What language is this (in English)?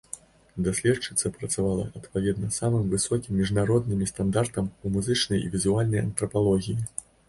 Belarusian